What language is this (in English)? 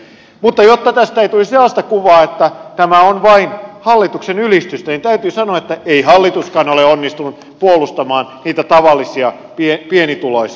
Finnish